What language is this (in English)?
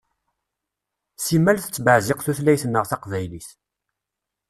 Kabyle